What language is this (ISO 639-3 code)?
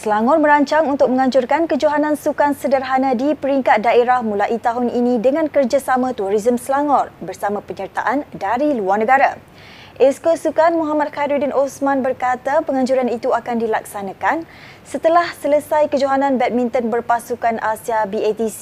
msa